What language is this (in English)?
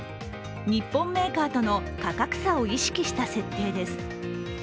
Japanese